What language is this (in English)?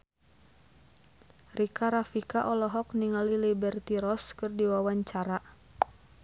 Sundanese